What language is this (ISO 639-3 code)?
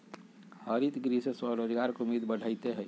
mag